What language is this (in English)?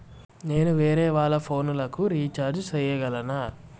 Telugu